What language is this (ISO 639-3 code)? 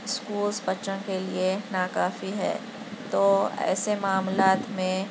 urd